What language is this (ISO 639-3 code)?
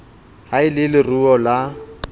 sot